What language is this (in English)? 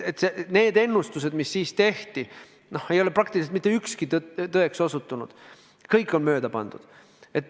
Estonian